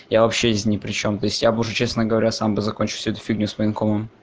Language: Russian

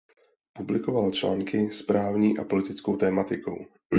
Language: Czech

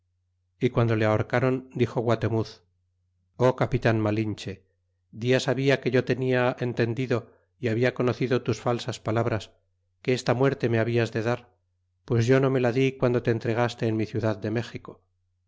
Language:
Spanish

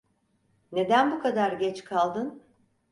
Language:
Turkish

